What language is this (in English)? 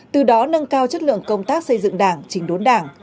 Vietnamese